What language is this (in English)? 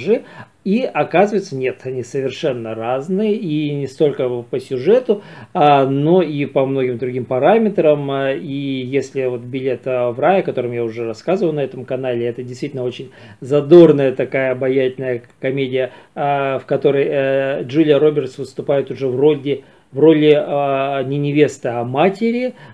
Russian